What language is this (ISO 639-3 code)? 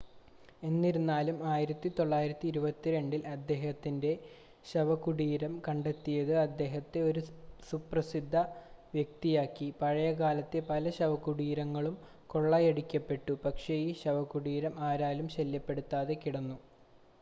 mal